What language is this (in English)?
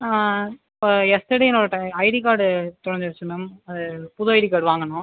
Tamil